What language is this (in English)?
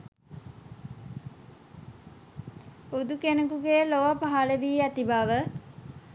Sinhala